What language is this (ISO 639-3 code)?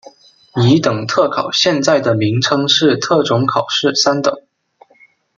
zho